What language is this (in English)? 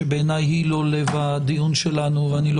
Hebrew